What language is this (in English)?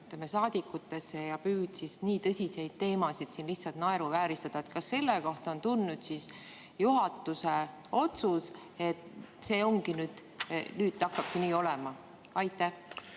Estonian